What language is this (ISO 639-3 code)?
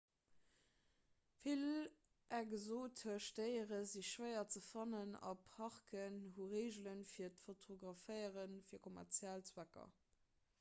ltz